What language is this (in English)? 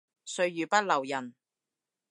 Cantonese